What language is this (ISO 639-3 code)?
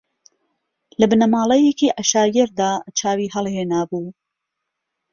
ckb